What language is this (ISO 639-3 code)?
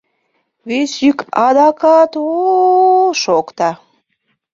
chm